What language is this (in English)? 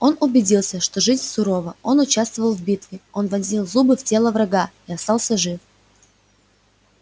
Russian